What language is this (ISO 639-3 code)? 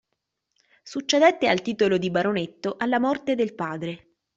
ita